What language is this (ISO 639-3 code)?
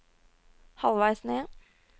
nor